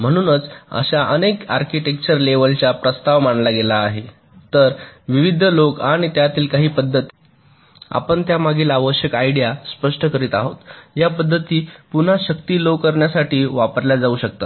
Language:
Marathi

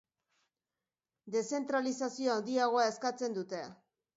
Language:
Basque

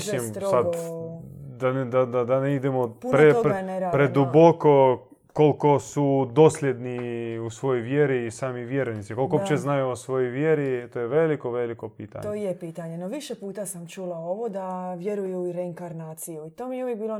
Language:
Croatian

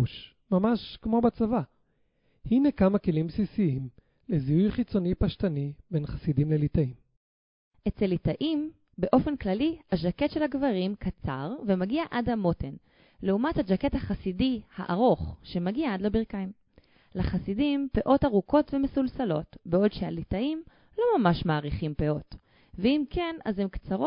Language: Hebrew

